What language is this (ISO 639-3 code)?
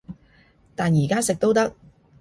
yue